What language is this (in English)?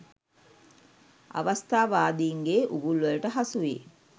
Sinhala